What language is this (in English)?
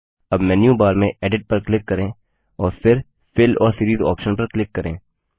Hindi